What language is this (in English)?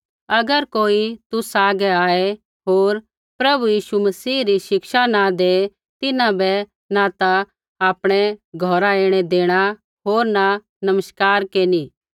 Kullu Pahari